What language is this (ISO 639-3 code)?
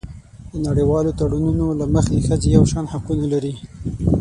pus